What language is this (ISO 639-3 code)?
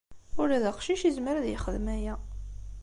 kab